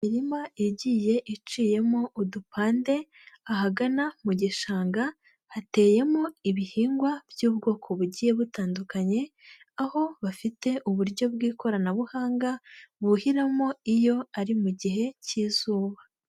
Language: Kinyarwanda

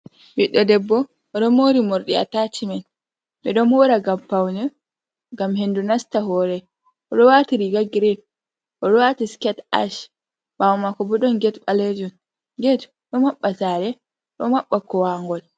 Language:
Fula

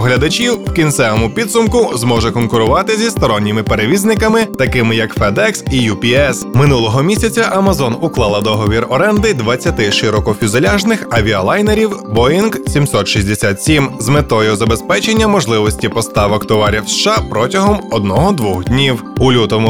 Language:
Ukrainian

